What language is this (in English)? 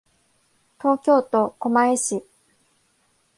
Japanese